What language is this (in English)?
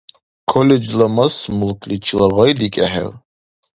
Dargwa